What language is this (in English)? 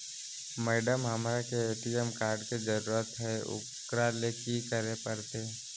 Magahi